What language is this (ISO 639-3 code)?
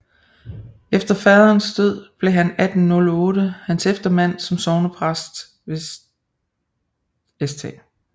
dan